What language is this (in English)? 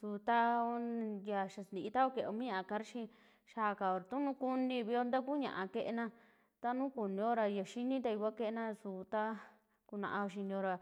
Western Juxtlahuaca Mixtec